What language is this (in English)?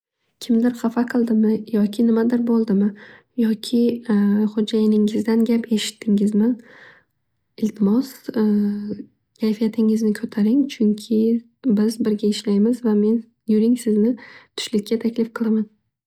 Uzbek